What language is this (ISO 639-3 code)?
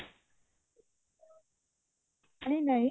ori